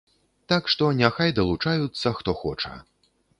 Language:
Belarusian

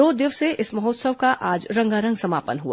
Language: Hindi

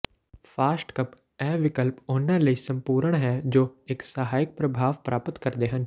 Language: Punjabi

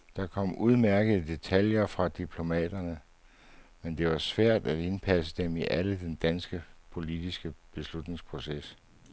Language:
Danish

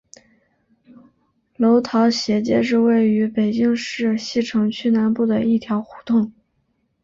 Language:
Chinese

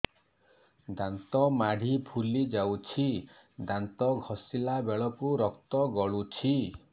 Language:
Odia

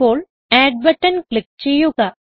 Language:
Malayalam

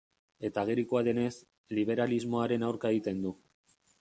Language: Basque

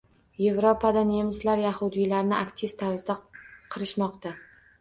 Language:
Uzbek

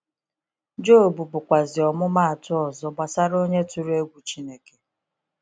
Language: Igbo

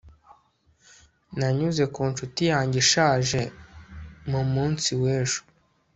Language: Kinyarwanda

